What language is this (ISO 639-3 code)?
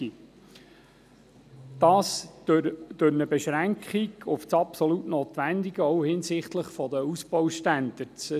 gsw